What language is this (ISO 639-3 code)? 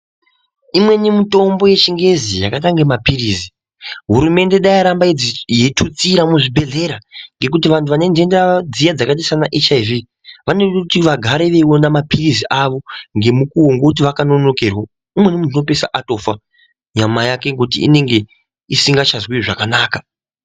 ndc